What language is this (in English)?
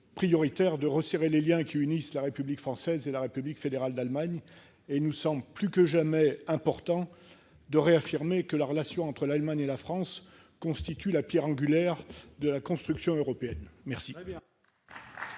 French